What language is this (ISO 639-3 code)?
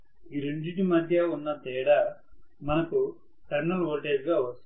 tel